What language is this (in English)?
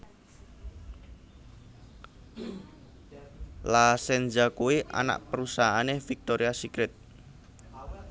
Javanese